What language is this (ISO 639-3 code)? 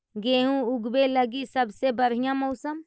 mag